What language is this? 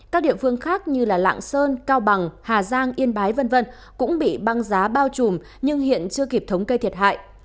Vietnamese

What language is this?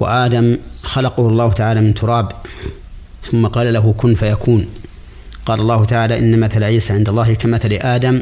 Arabic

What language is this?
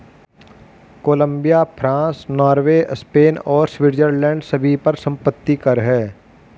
Hindi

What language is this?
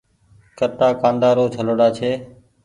Goaria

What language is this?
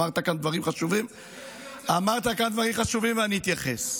Hebrew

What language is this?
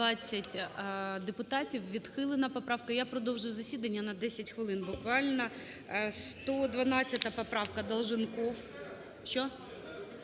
Ukrainian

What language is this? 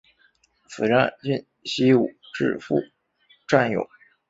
Chinese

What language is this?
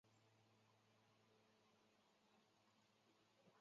Chinese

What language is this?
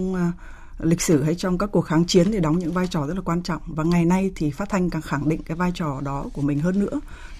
Vietnamese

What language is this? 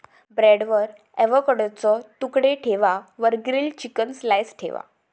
Marathi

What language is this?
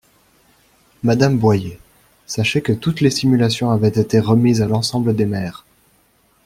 French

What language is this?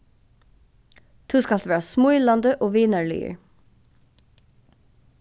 Faroese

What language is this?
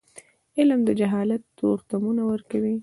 Pashto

